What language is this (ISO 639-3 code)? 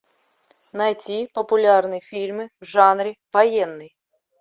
rus